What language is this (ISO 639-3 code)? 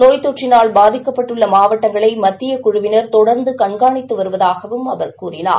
tam